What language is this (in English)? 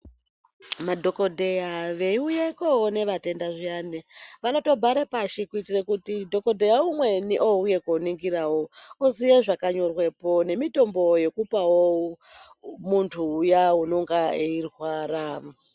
Ndau